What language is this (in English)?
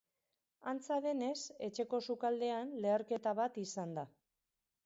Basque